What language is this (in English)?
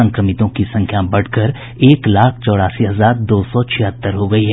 Hindi